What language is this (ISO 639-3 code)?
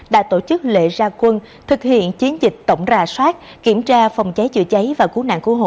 vie